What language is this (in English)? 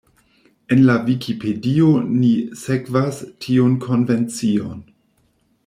Esperanto